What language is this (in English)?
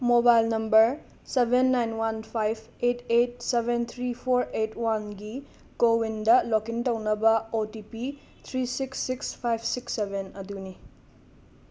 Manipuri